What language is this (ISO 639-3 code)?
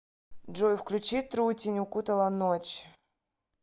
rus